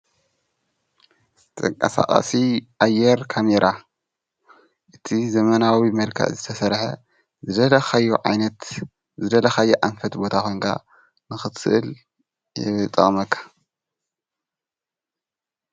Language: Tigrinya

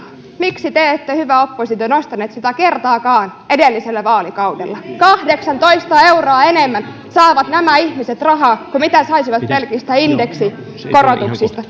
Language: Finnish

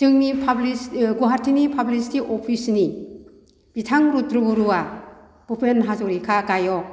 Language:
Bodo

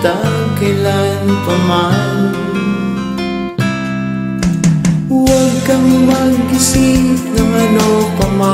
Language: Filipino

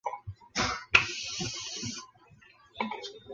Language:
Chinese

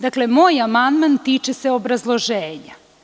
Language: Serbian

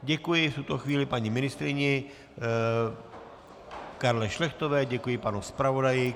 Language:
Czech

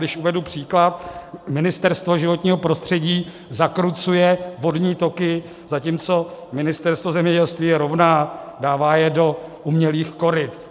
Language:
Czech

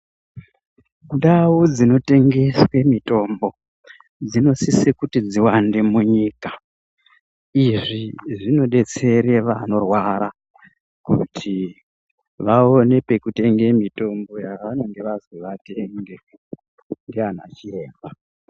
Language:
Ndau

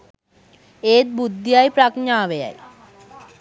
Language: Sinhala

